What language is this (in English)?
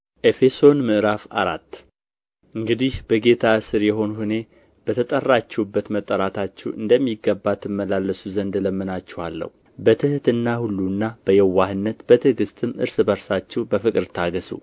Amharic